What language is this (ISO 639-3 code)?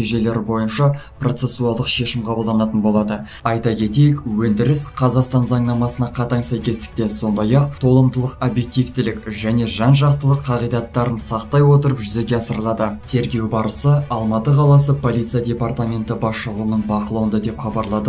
tur